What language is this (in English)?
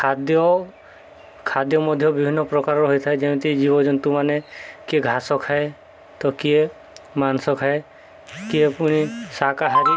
Odia